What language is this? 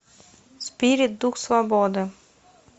Russian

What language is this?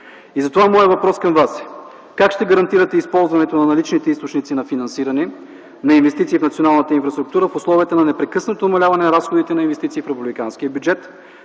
Bulgarian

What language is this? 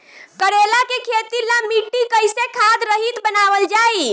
Bhojpuri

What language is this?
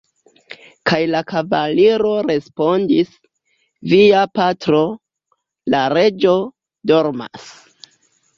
Esperanto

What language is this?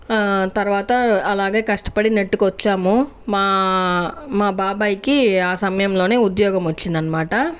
Telugu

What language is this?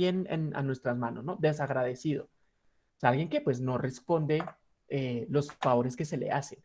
Spanish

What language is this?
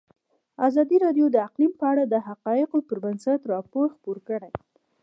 Pashto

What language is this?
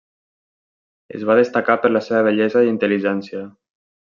Catalan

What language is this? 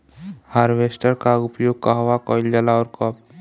Bhojpuri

